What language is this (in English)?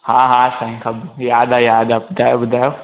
Sindhi